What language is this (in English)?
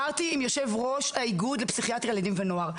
Hebrew